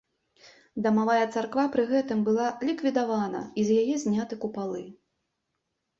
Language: Belarusian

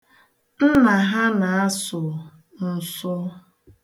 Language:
Igbo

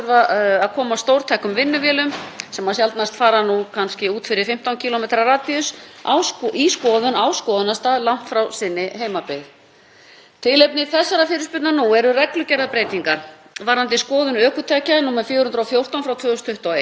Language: Icelandic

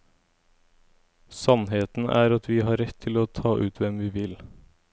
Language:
Norwegian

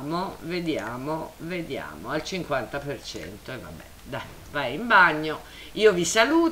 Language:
Italian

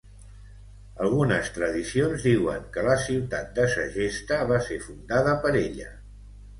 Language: Catalan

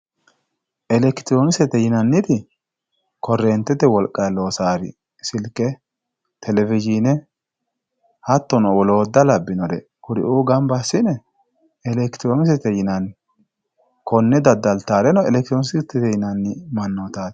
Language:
Sidamo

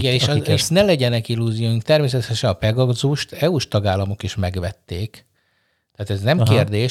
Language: Hungarian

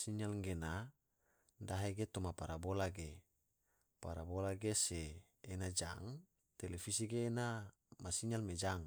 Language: Tidore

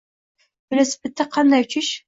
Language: Uzbek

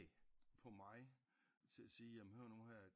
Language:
Danish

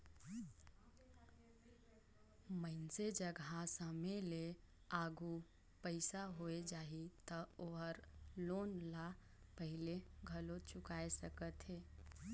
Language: Chhattisgarhi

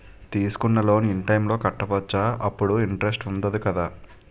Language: Telugu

